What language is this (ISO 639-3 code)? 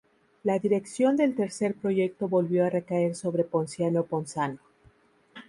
spa